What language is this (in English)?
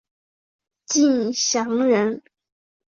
Chinese